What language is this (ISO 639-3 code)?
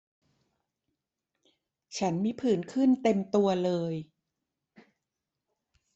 tha